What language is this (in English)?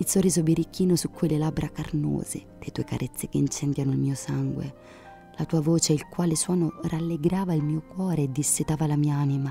Italian